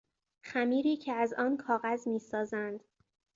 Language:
Persian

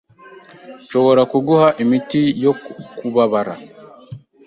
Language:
Kinyarwanda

